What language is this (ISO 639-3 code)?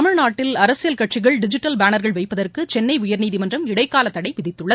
tam